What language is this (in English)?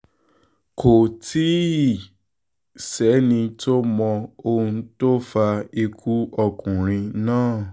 Yoruba